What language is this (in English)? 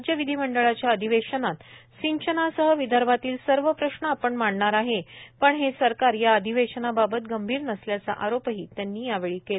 Marathi